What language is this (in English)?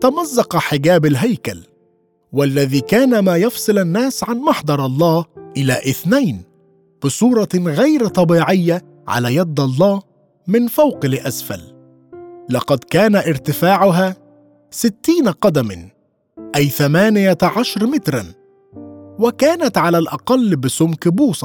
Arabic